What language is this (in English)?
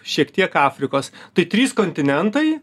Lithuanian